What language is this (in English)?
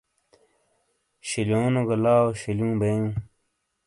Shina